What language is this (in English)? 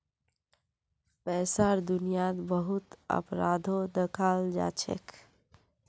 Magahi